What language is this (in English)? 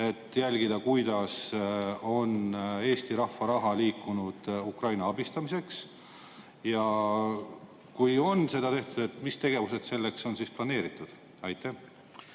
Estonian